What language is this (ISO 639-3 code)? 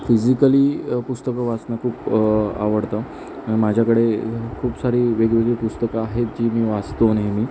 mar